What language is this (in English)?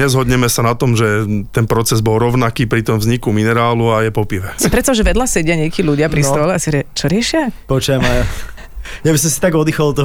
Slovak